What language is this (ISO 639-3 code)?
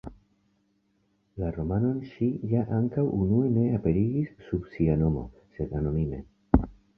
epo